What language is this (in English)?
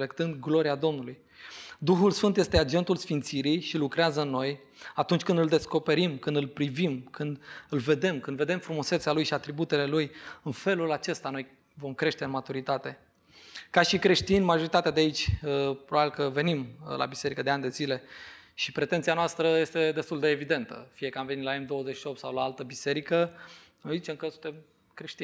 Romanian